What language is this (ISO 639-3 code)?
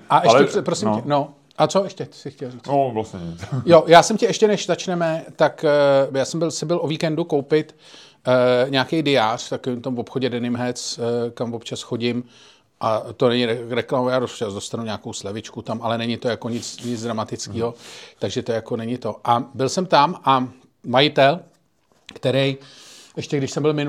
ces